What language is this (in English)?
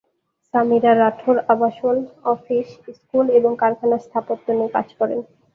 Bangla